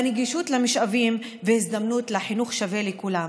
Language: Hebrew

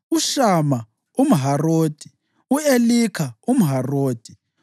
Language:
North Ndebele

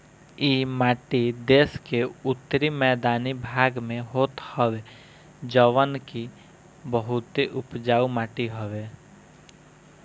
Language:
Bhojpuri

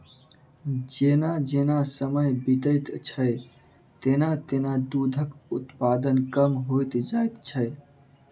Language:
Maithili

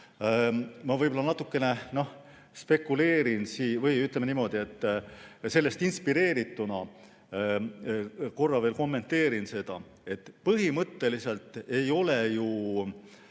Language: Estonian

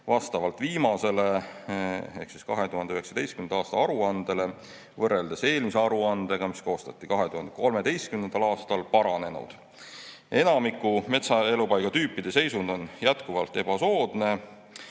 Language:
Estonian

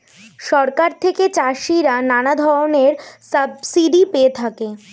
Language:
Bangla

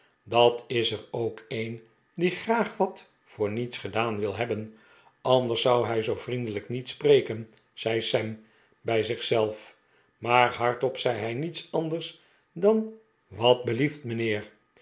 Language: Dutch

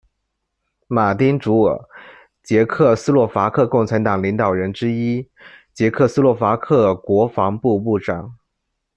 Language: Chinese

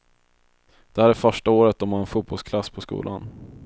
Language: Swedish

